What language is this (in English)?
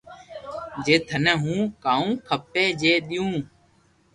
Loarki